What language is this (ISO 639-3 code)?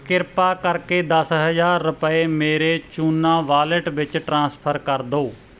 pan